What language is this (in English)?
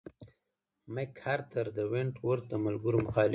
Pashto